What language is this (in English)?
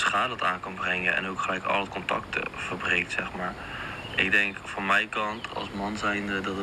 Dutch